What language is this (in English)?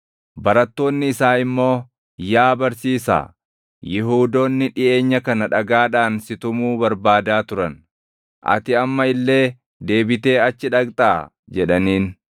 Oromo